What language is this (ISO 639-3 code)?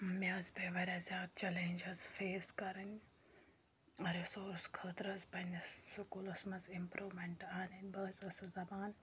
kas